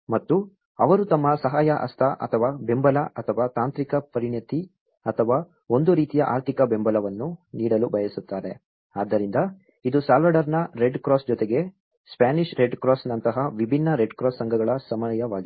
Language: Kannada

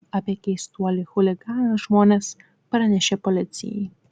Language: Lithuanian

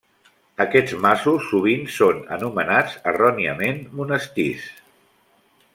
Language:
Catalan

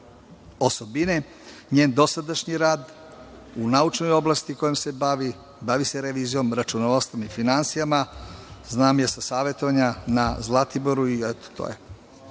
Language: Serbian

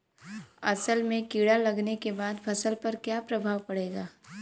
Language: Bhojpuri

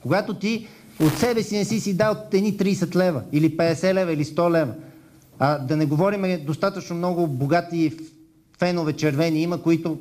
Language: Bulgarian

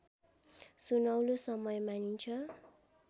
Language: Nepali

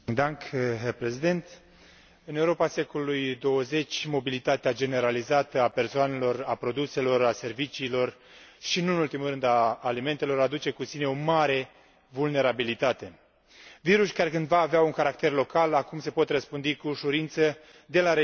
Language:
Romanian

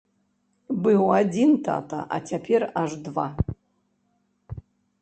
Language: Belarusian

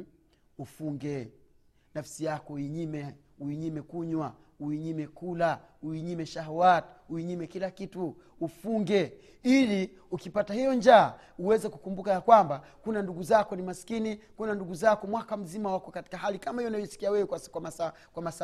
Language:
Swahili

